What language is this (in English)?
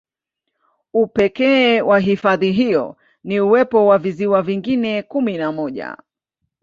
Swahili